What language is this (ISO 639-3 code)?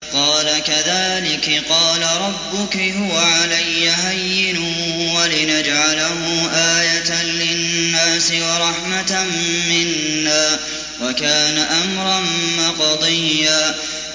ara